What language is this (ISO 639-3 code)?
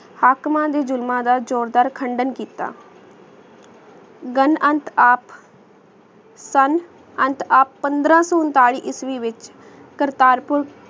pan